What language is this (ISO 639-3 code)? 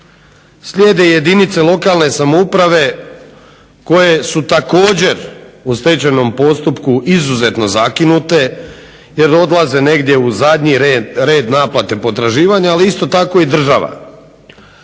hrv